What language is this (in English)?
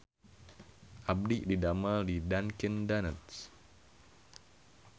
Sundanese